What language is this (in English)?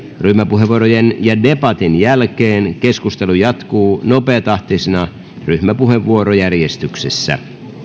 Finnish